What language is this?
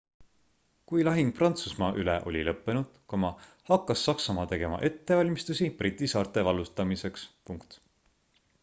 Estonian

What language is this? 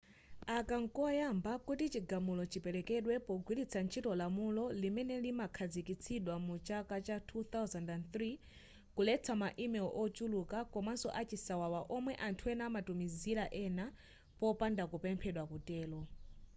Nyanja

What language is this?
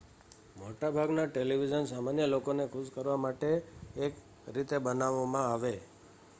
Gujarati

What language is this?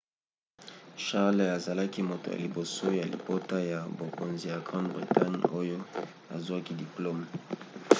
Lingala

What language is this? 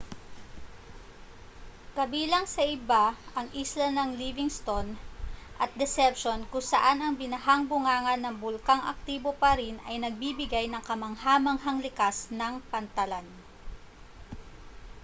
Filipino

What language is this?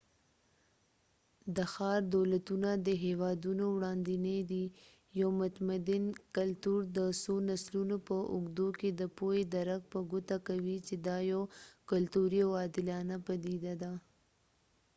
Pashto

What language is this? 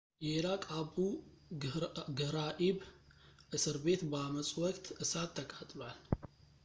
Amharic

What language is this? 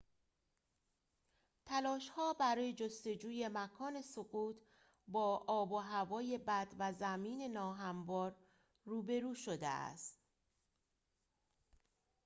Persian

